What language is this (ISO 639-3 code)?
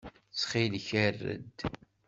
kab